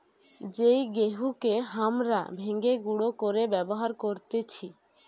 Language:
Bangla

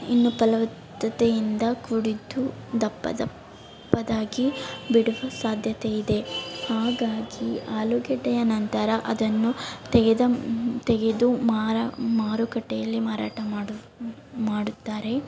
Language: Kannada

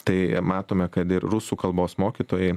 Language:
Lithuanian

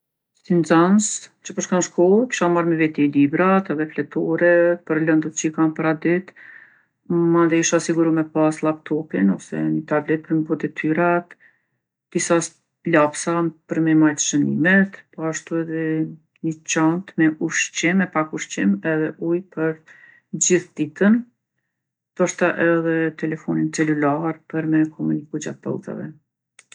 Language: Gheg Albanian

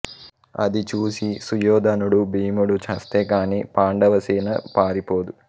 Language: Telugu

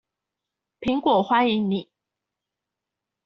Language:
Chinese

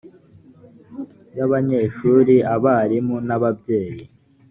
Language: Kinyarwanda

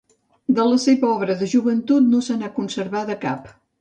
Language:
Catalan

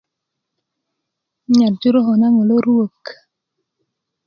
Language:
Kuku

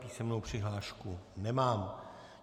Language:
Czech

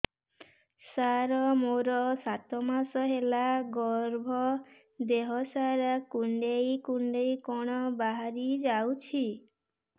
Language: Odia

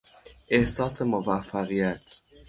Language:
Persian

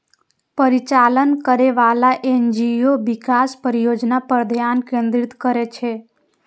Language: Maithili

